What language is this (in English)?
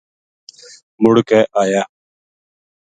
Gujari